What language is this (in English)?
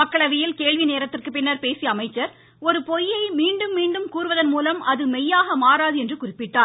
Tamil